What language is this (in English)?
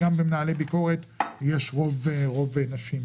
Hebrew